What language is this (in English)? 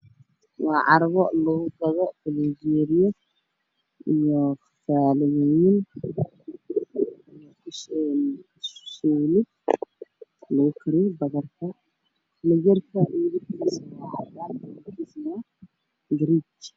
Somali